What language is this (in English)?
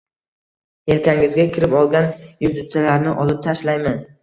Uzbek